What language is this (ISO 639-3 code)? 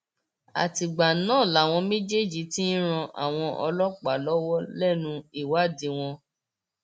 yor